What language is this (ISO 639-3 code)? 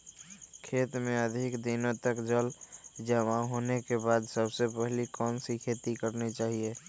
mag